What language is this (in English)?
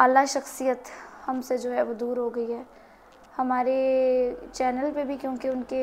Hindi